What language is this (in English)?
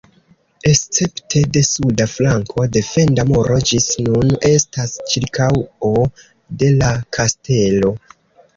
Esperanto